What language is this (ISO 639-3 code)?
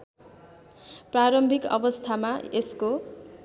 nep